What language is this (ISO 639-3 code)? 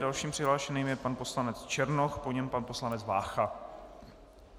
ces